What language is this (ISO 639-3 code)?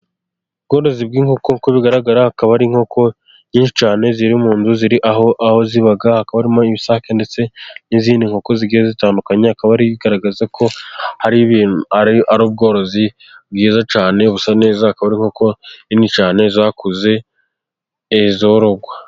kin